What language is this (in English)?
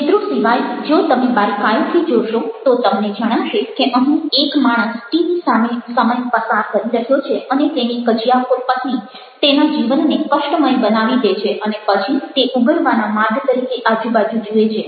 Gujarati